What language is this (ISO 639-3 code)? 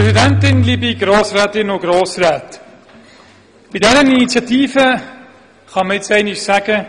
gsw